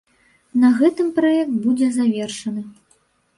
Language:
Belarusian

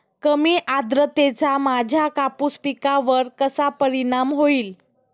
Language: Marathi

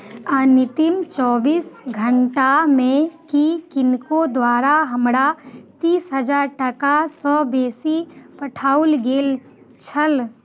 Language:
Maithili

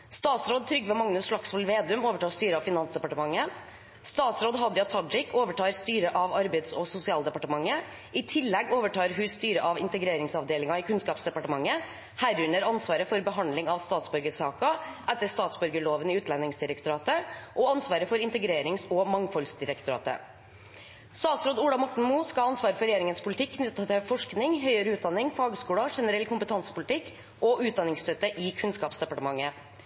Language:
Norwegian Bokmål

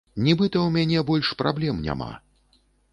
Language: Belarusian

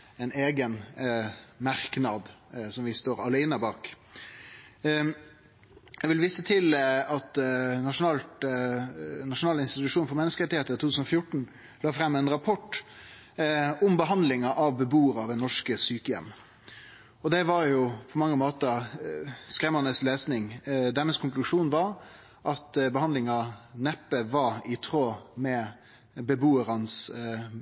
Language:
Norwegian Nynorsk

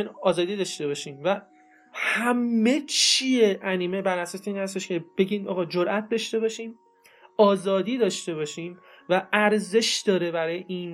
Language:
Persian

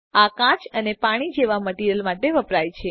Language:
Gujarati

